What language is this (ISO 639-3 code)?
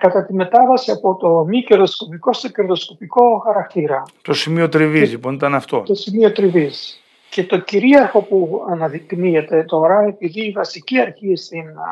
ell